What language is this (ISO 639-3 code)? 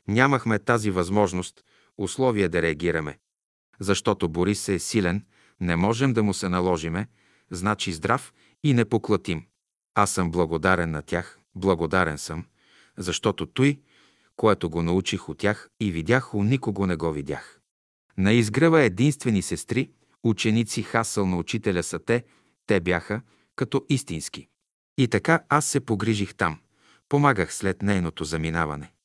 bul